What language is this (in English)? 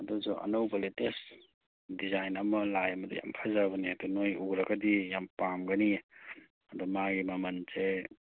Manipuri